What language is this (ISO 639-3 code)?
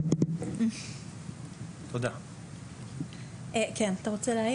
heb